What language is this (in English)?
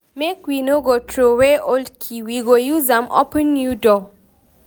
Nigerian Pidgin